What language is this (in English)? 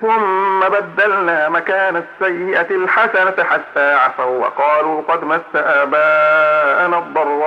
Arabic